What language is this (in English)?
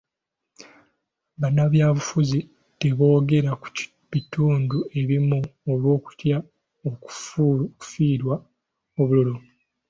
Ganda